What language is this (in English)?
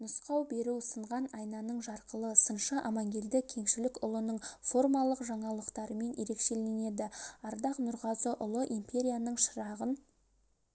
Kazakh